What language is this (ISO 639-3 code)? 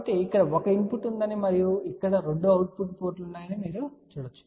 tel